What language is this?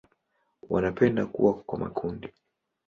Swahili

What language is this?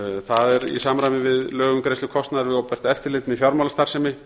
Icelandic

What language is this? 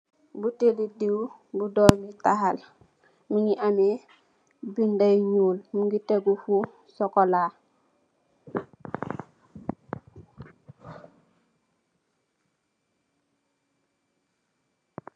Wolof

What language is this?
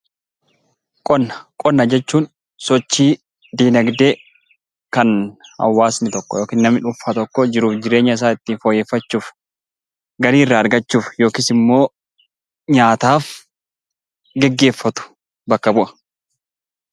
Oromo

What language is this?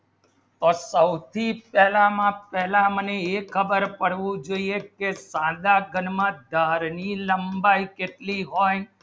Gujarati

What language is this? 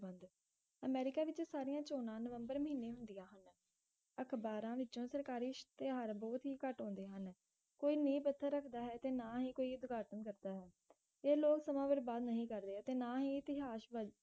Punjabi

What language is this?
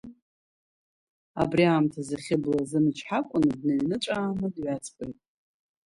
Abkhazian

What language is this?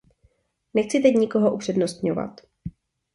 Czech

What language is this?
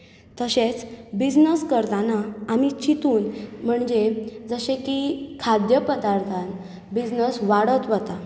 Konkani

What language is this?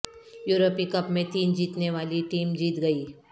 Urdu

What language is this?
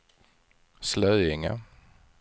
Swedish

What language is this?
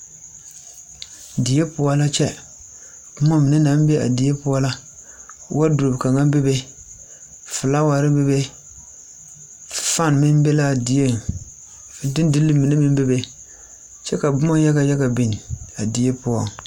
Southern Dagaare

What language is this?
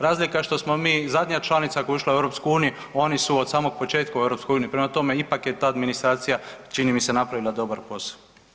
Croatian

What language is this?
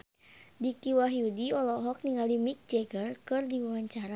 Sundanese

